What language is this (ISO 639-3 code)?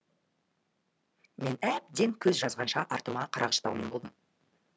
kaz